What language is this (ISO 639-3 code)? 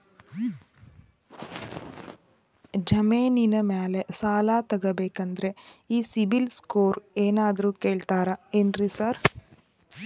kan